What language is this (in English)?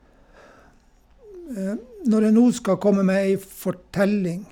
Norwegian